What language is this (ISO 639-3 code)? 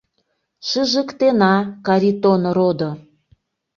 chm